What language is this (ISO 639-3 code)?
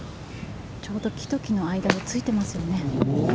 jpn